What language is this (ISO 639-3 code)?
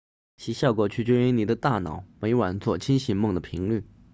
zho